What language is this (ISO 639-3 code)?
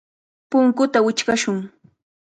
qvl